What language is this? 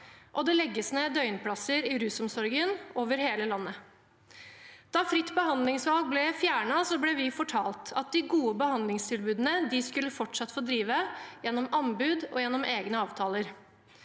Norwegian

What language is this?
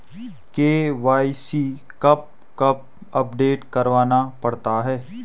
Hindi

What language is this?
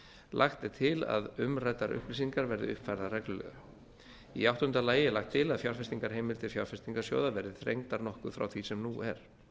Icelandic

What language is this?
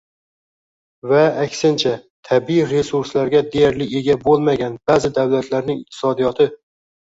Uzbek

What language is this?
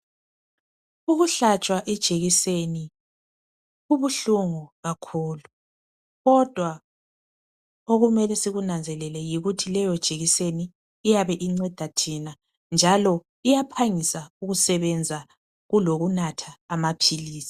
North Ndebele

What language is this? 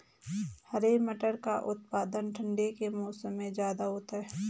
Hindi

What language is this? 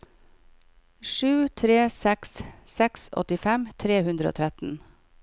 Norwegian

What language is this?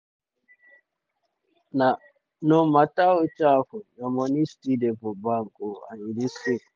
Nigerian Pidgin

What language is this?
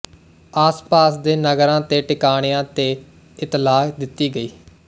Punjabi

